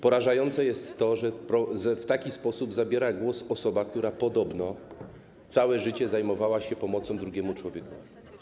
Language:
Polish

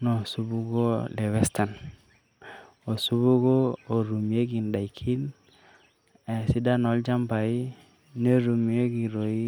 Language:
Masai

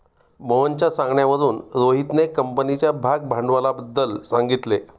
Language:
Marathi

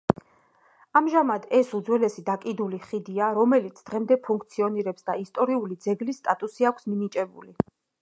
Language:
Georgian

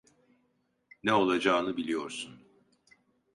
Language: Turkish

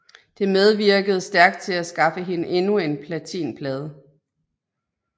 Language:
Danish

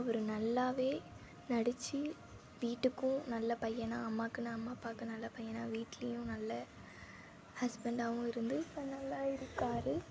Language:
Tamil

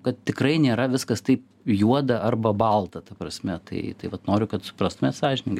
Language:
Lithuanian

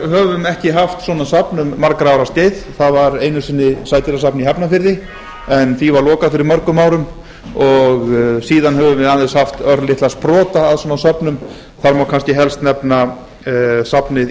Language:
Icelandic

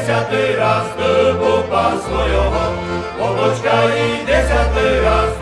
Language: Slovak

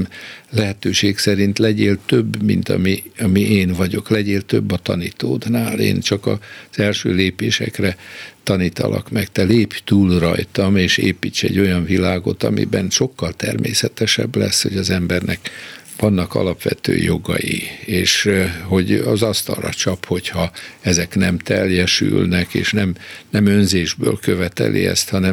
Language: Hungarian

